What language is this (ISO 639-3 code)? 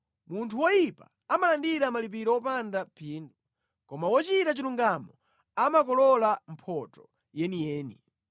nya